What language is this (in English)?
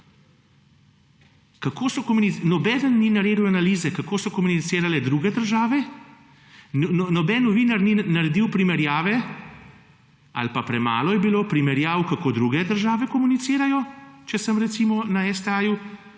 Slovenian